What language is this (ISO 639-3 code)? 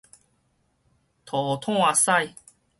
nan